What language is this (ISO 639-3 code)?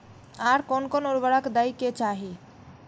mai